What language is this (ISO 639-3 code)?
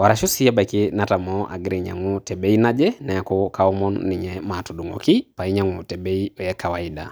mas